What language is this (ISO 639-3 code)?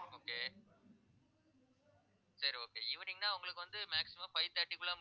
tam